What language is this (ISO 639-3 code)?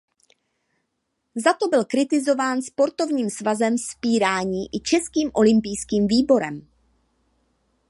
ces